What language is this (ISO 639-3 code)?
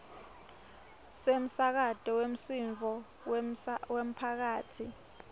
ssw